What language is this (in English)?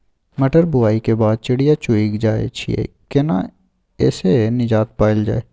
Maithili